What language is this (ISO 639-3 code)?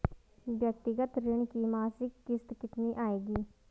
hin